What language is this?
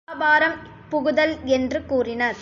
Tamil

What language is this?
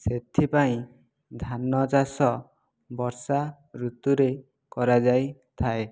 Odia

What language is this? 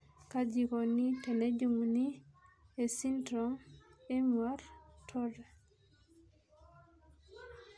Masai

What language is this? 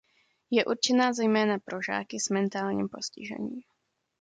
Czech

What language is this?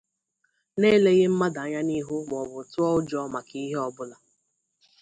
Igbo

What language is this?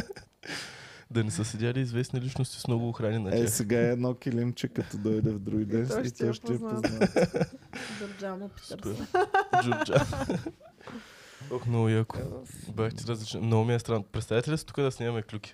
Bulgarian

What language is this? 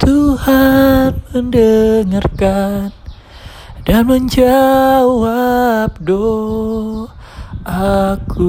Indonesian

